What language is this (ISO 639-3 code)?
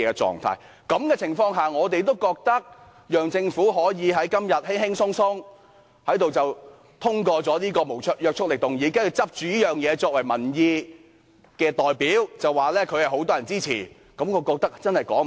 yue